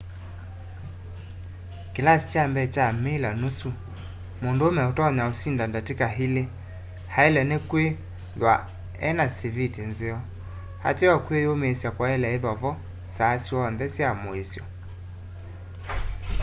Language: Kamba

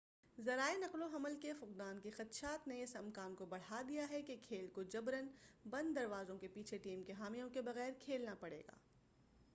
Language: Urdu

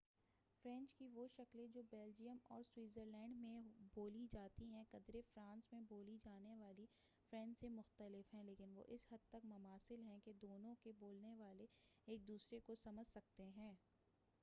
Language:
Urdu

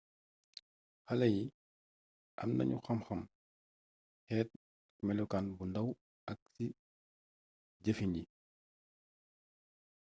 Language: Wolof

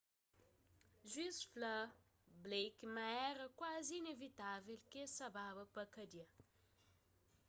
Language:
Kabuverdianu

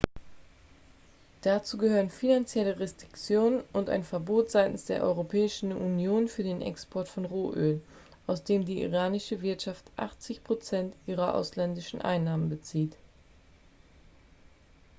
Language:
German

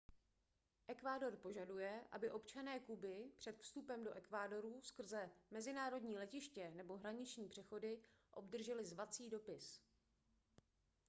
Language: Czech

